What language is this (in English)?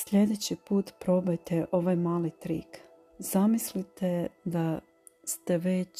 Croatian